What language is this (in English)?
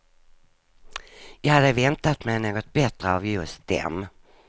Swedish